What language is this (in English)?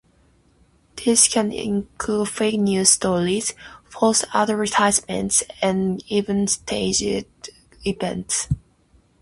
English